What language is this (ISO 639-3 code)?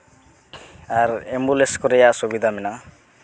sat